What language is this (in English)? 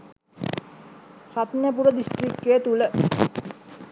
Sinhala